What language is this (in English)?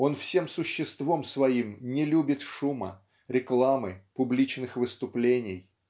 Russian